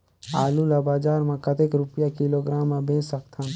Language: Chhattisgarhi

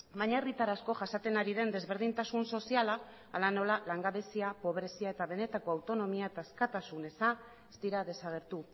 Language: Basque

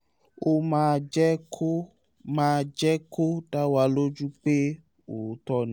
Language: Yoruba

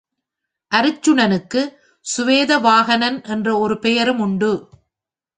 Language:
Tamil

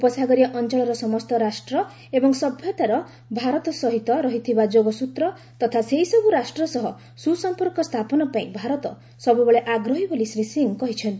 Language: Odia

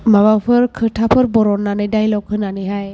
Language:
Bodo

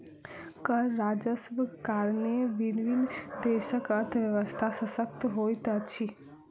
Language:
Maithili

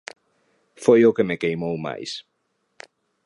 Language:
Galician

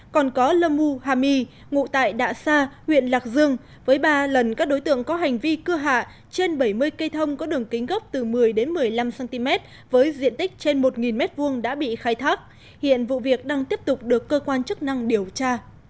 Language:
Vietnamese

